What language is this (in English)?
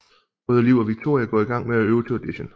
Danish